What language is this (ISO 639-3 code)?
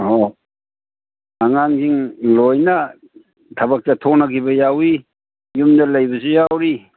mni